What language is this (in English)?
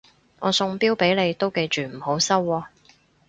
Cantonese